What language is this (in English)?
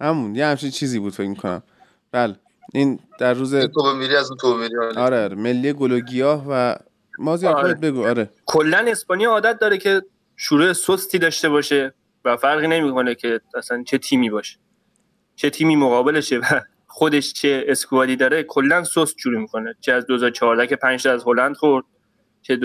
Persian